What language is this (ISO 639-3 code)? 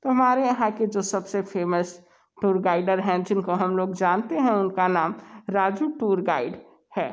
hin